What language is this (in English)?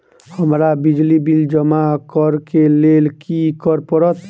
Maithili